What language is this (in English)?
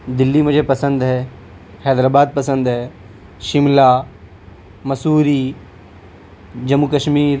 Urdu